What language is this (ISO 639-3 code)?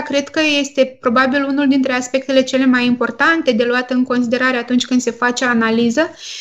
ron